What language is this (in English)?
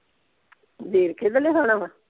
Punjabi